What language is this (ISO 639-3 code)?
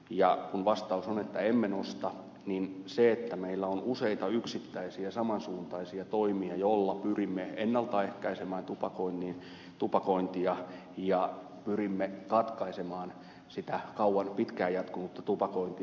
fin